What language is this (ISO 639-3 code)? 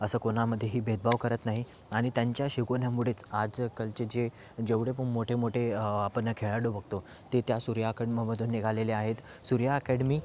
mar